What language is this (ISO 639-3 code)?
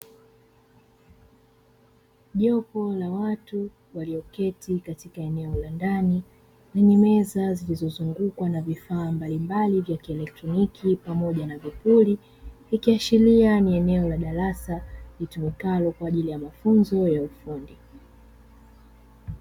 swa